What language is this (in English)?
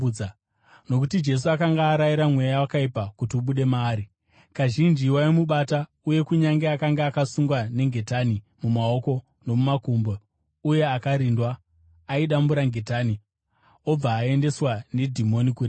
Shona